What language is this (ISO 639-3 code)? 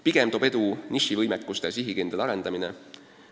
est